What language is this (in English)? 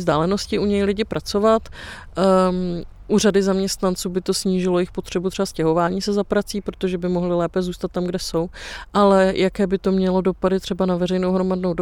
Czech